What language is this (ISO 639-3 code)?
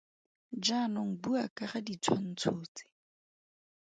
tsn